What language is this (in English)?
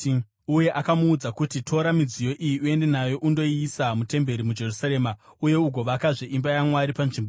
Shona